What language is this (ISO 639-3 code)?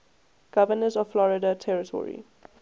eng